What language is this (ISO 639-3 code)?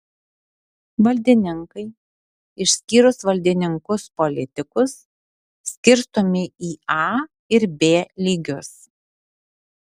lit